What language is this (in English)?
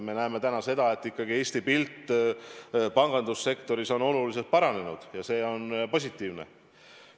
Estonian